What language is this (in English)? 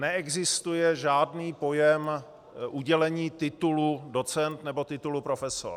Czech